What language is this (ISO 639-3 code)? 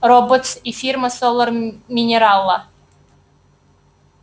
rus